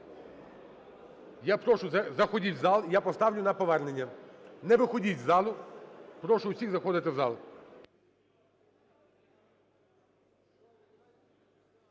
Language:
Ukrainian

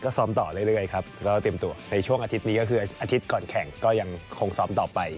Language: Thai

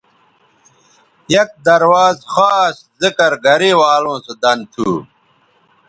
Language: Bateri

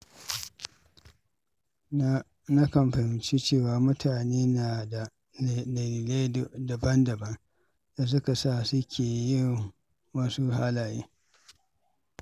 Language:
Hausa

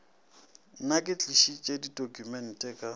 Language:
Northern Sotho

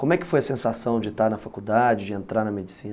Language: Portuguese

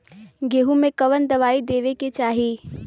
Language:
Bhojpuri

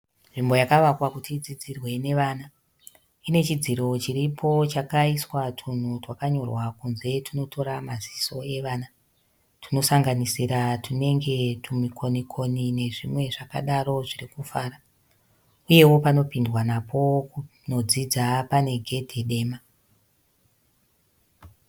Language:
Shona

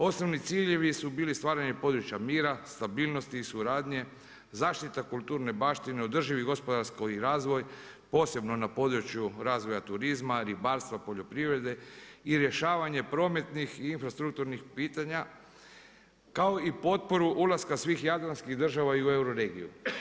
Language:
Croatian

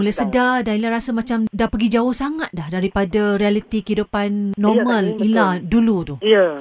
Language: Malay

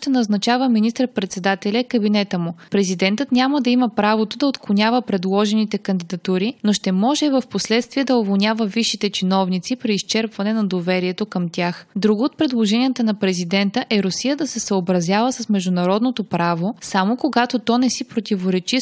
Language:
Bulgarian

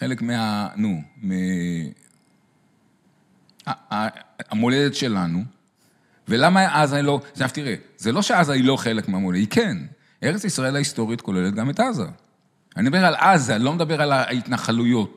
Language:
Hebrew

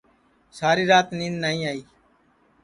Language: Sansi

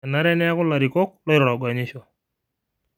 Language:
Masai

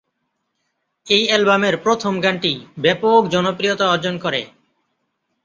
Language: Bangla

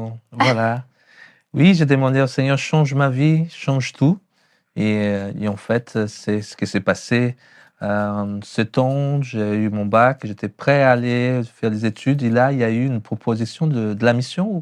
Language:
French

